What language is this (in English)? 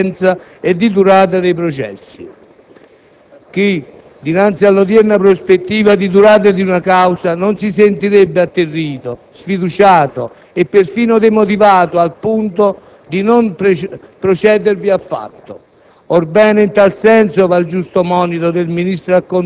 Italian